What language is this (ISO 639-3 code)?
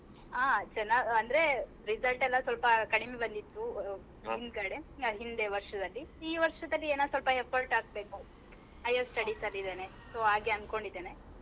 kan